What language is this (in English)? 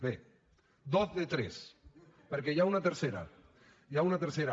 Catalan